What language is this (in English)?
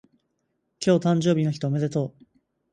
Japanese